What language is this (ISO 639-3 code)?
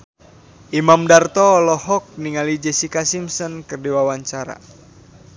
sun